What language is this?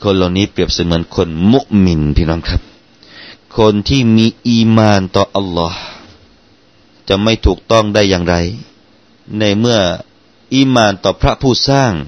Thai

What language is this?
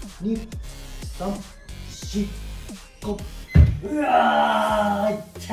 Japanese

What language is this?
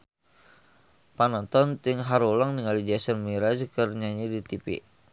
Sundanese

